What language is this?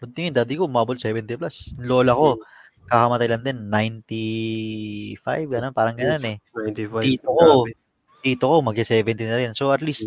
Filipino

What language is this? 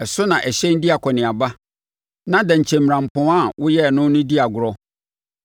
Akan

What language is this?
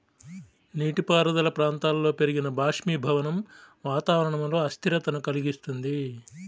Telugu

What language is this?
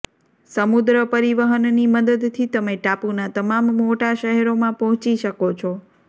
Gujarati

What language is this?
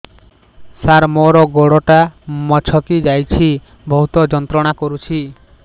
Odia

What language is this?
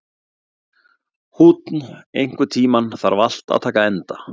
Icelandic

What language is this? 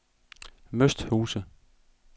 Danish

